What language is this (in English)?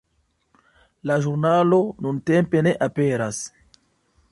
Esperanto